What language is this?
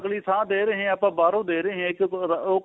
Punjabi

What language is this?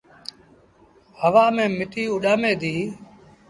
Sindhi Bhil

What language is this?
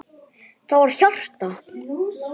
Icelandic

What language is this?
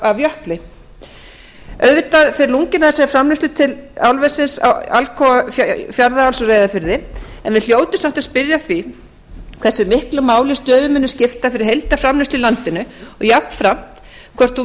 Icelandic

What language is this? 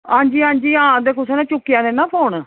Dogri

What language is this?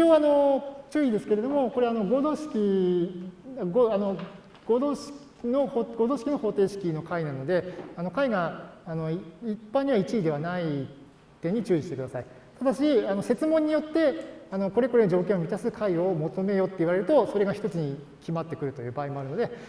Japanese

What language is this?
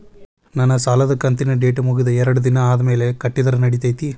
Kannada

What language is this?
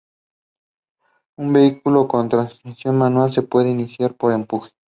Spanish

